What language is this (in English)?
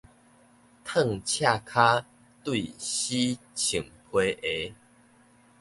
Min Nan Chinese